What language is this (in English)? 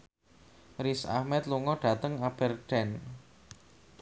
Javanese